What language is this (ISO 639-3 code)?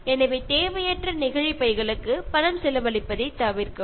mal